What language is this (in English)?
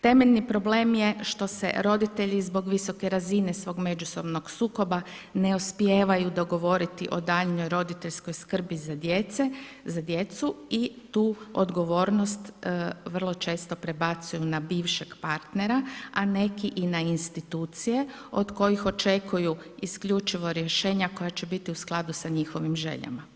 Croatian